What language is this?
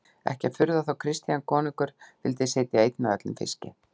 Icelandic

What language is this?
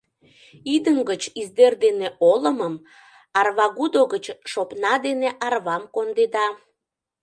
Mari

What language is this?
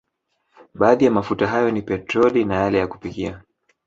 Swahili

